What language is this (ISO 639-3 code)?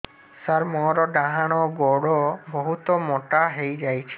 ori